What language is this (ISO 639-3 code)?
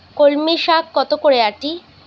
ben